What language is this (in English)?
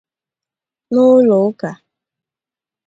Igbo